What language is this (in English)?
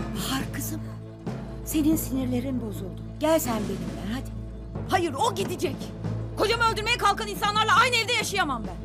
Turkish